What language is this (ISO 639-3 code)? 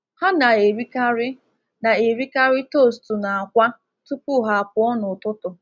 ibo